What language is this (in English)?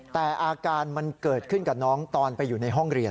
Thai